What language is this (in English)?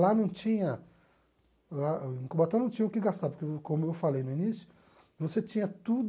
Portuguese